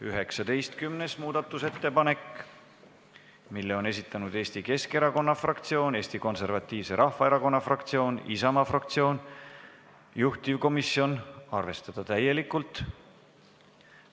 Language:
Estonian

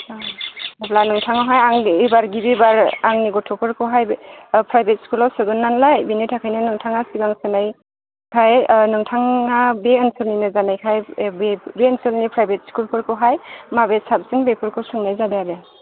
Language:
Bodo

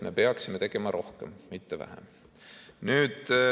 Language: Estonian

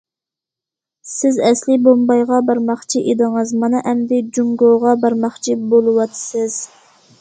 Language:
Uyghur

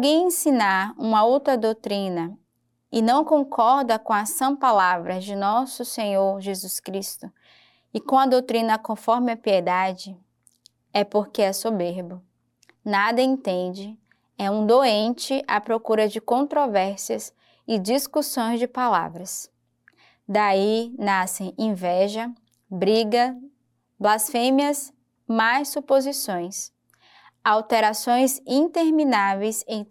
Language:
Portuguese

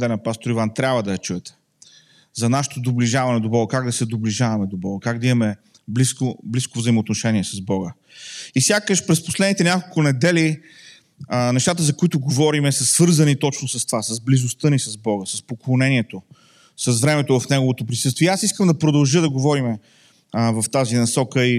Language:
Bulgarian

